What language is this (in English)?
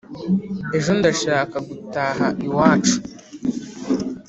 Kinyarwanda